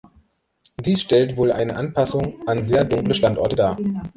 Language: German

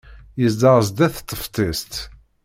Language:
Kabyle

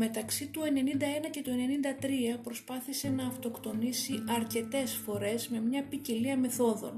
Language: Greek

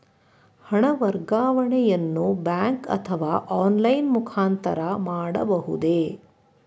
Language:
Kannada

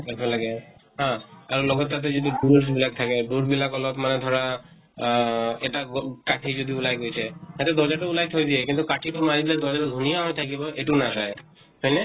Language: Assamese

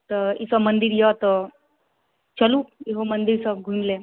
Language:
Maithili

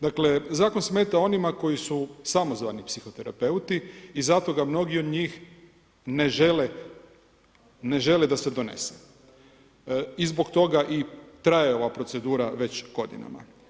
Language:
Croatian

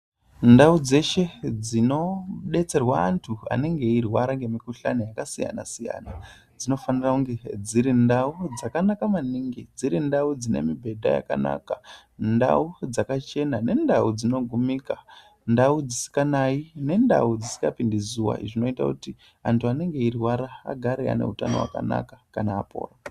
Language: Ndau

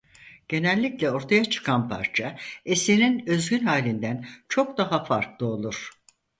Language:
Turkish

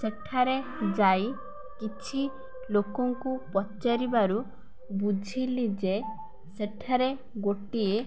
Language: Odia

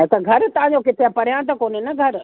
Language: Sindhi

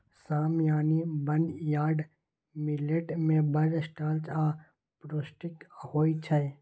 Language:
Maithili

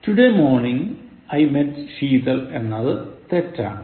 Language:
Malayalam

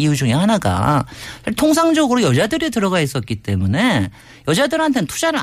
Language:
Korean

